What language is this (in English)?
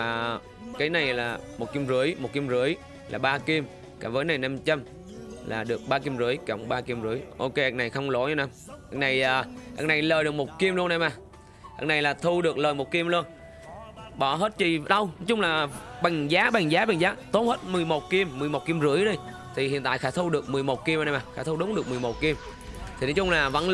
Vietnamese